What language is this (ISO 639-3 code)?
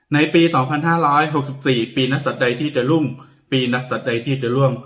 tha